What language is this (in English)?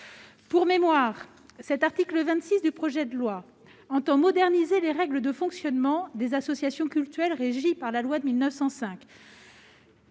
French